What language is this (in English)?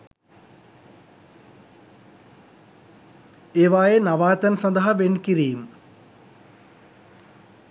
Sinhala